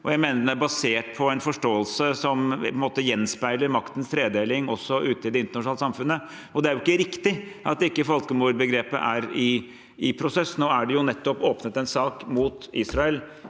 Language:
Norwegian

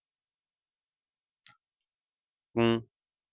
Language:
Punjabi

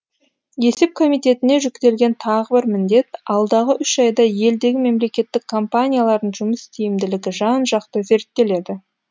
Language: Kazakh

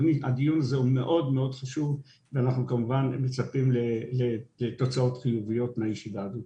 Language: Hebrew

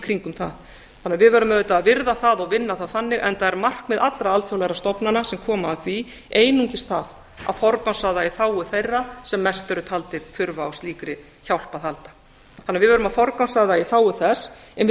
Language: Icelandic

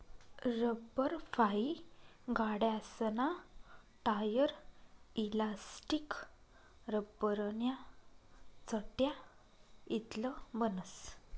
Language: Marathi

